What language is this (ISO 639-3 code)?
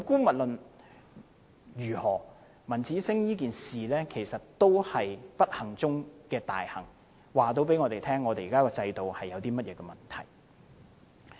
yue